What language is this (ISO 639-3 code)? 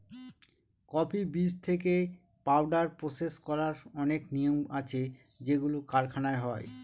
ben